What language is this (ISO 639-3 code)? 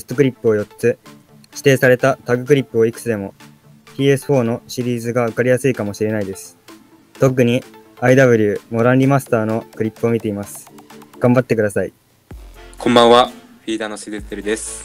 jpn